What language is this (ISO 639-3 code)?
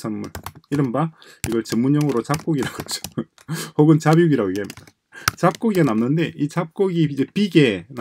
kor